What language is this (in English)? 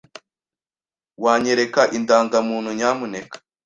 Kinyarwanda